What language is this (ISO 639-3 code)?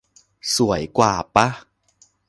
tha